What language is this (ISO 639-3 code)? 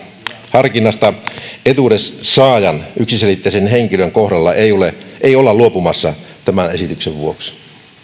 fin